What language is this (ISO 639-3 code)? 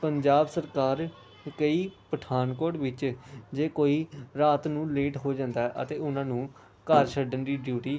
pan